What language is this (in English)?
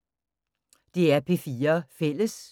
Danish